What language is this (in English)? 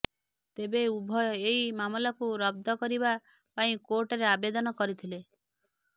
Odia